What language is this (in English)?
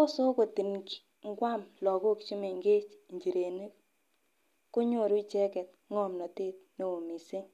Kalenjin